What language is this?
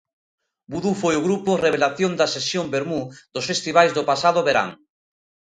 Galician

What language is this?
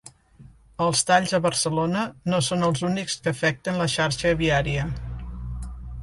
Catalan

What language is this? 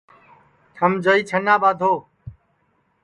Sansi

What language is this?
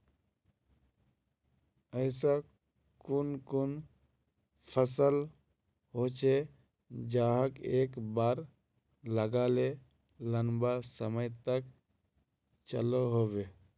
Magahi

